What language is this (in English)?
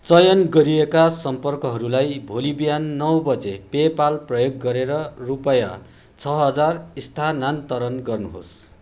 Nepali